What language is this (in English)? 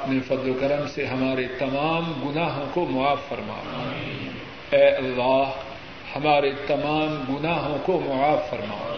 Urdu